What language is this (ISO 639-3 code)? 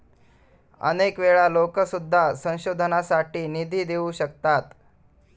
mar